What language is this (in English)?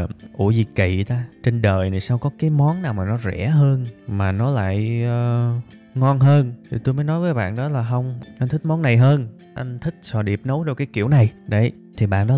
Vietnamese